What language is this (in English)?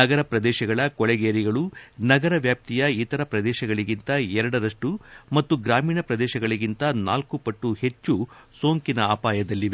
Kannada